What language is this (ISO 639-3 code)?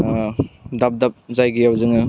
brx